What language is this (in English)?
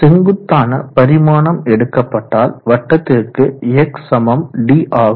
Tamil